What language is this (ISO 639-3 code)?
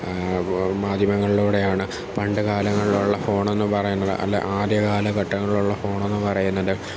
mal